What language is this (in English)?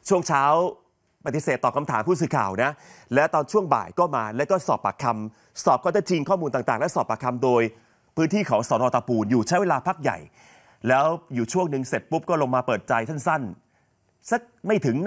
Thai